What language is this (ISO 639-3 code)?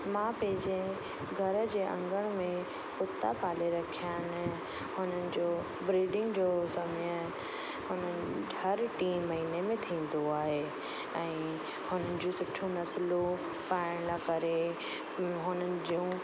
snd